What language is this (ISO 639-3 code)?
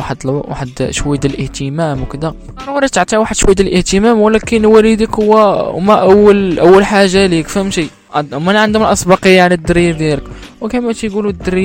ara